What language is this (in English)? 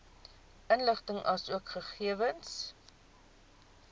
Afrikaans